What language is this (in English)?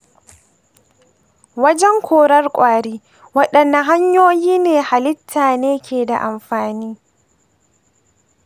Hausa